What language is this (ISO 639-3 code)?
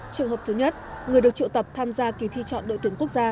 vie